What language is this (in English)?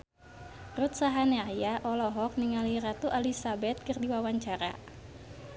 Sundanese